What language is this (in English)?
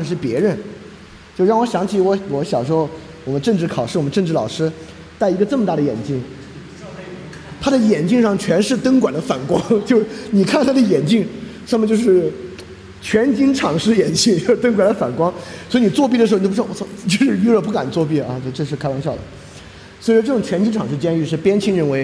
Chinese